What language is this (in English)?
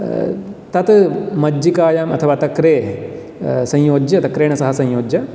Sanskrit